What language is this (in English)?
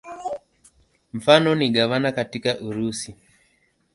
Swahili